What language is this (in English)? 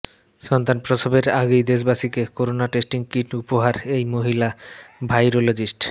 Bangla